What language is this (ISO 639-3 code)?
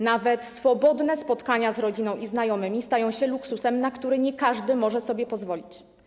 pol